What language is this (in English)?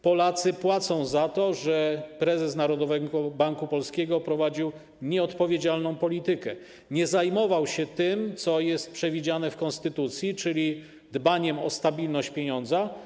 Polish